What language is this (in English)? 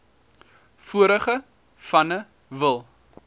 Afrikaans